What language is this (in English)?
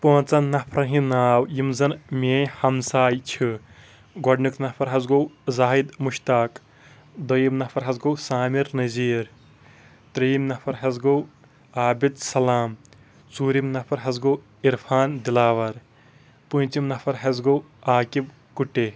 Kashmiri